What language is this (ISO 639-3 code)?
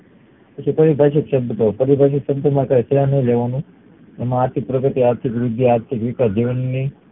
guj